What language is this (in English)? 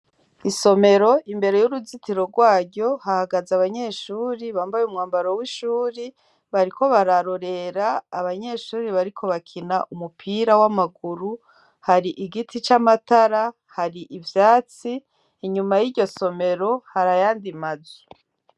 Rundi